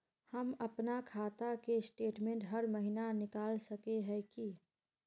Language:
Magahi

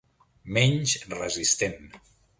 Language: Catalan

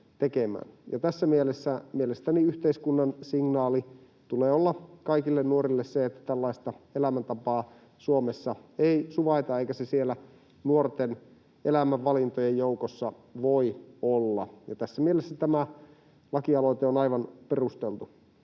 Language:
Finnish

